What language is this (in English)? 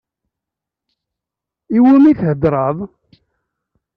Kabyle